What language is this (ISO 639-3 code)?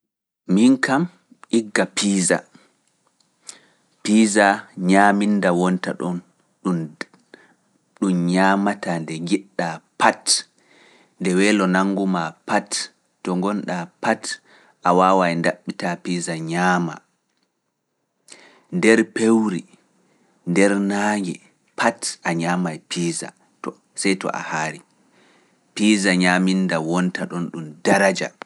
ful